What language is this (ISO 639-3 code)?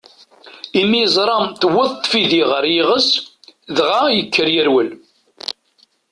kab